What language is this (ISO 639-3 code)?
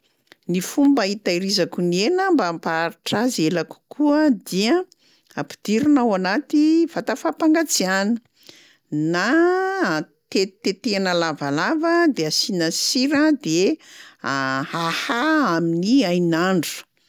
mlg